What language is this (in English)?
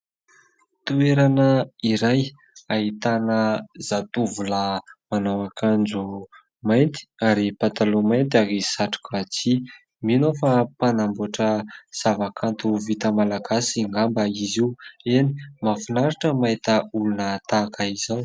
Malagasy